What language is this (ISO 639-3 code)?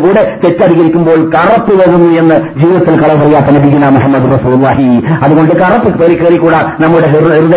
mal